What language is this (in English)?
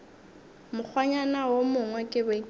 Northern Sotho